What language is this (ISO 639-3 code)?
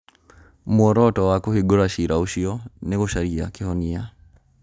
kik